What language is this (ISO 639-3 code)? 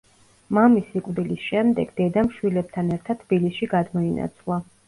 kat